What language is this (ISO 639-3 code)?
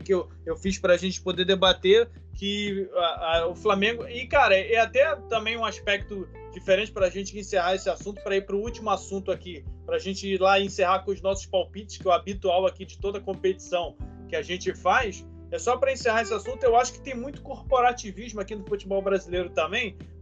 por